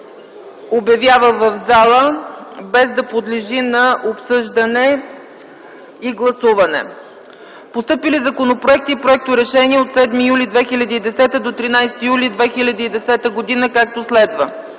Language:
Bulgarian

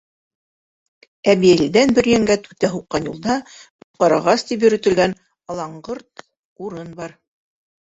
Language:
Bashkir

